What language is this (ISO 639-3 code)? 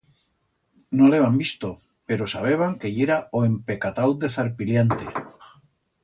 arg